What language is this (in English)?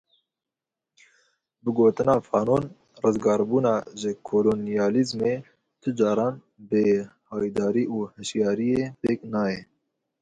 Kurdish